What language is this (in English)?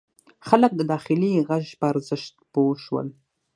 Pashto